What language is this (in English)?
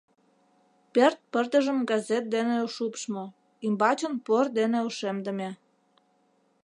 Mari